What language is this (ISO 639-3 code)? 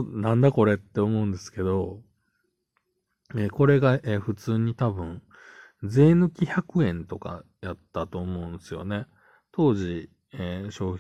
jpn